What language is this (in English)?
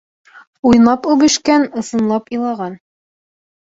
Bashkir